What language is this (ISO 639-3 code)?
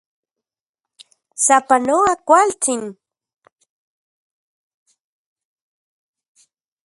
ncx